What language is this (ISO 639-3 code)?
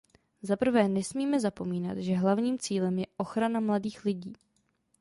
ces